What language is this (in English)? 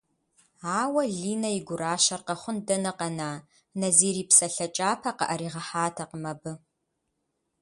Kabardian